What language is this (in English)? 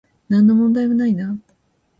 Japanese